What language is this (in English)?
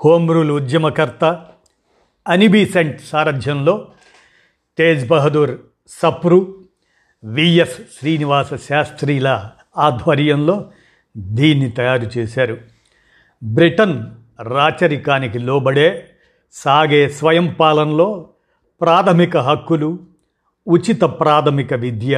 Telugu